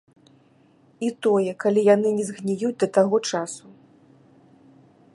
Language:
Belarusian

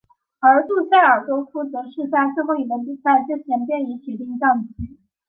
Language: Chinese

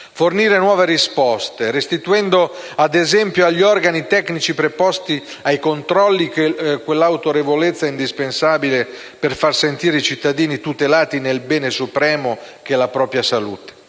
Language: Italian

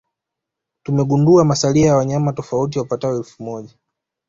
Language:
Swahili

